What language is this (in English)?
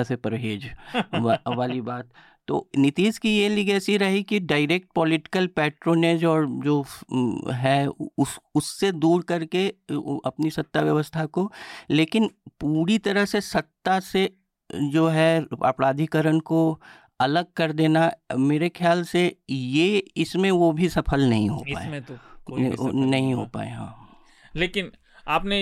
Hindi